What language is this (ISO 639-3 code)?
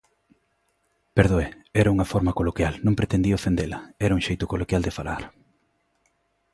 glg